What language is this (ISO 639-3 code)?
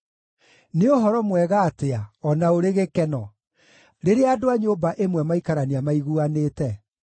kik